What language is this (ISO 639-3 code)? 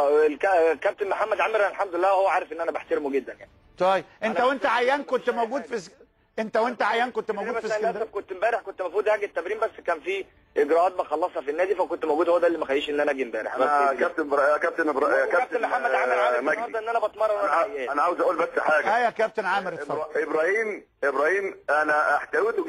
ara